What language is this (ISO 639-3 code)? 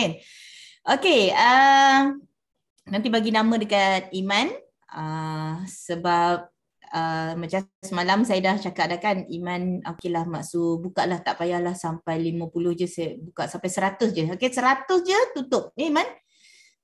msa